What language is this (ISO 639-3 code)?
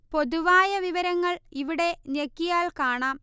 mal